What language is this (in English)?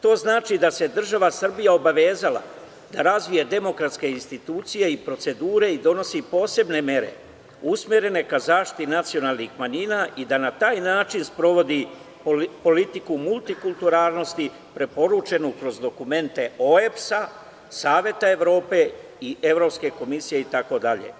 Serbian